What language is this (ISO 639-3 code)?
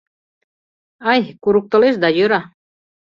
chm